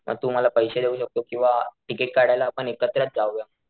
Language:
Marathi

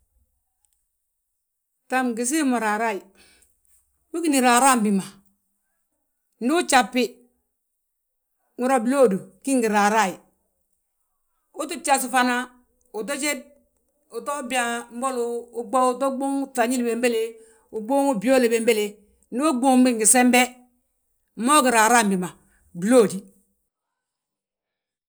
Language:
Balanta-Ganja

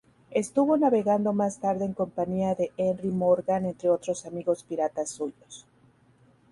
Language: Spanish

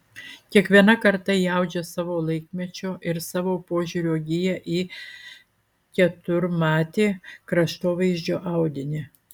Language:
Lithuanian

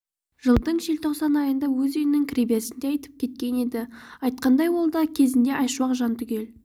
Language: Kazakh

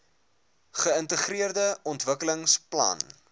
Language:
Afrikaans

